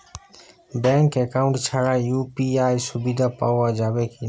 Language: Bangla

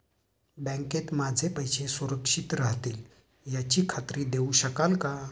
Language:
Marathi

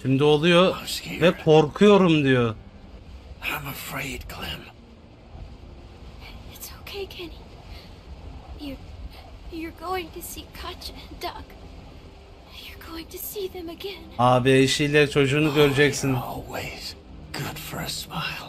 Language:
Turkish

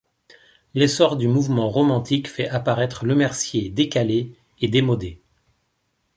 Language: French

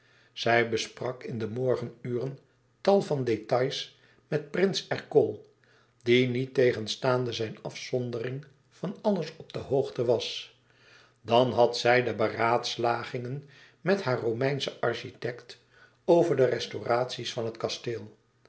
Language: Dutch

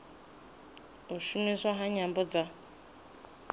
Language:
Venda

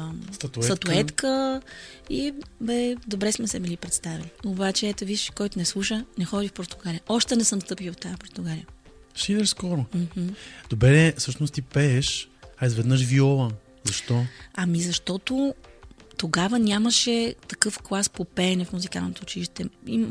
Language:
Bulgarian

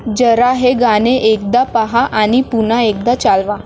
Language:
Marathi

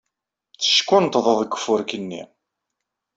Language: Kabyle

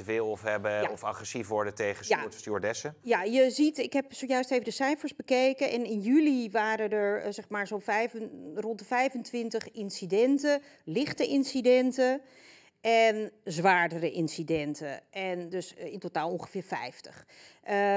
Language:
Dutch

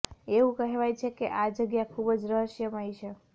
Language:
Gujarati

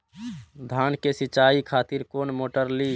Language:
Maithili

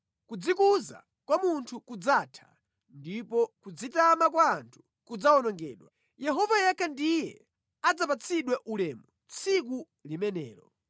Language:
Nyanja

